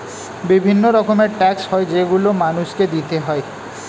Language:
Bangla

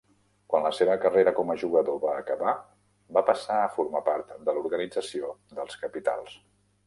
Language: Catalan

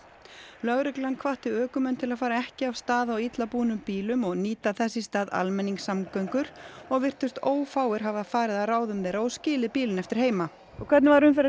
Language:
Icelandic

